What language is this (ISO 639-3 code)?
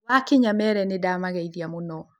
kik